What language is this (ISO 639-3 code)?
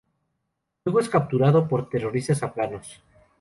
spa